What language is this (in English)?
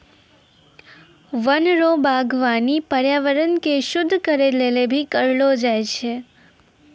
Maithili